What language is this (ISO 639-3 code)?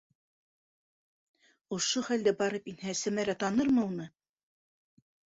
bak